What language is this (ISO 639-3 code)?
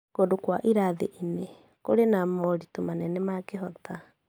kik